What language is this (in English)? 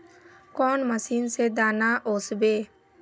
Magahi